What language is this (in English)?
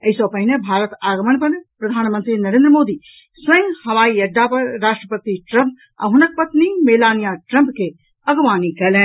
Maithili